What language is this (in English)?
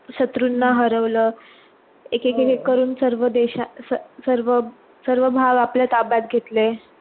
Marathi